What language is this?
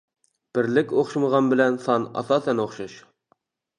Uyghur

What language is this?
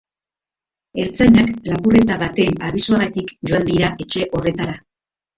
Basque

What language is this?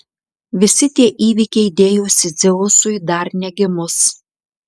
Lithuanian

